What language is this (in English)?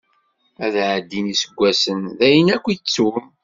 Kabyle